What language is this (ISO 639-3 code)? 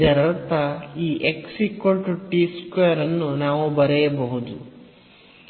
kan